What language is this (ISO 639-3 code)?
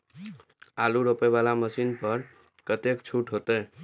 mai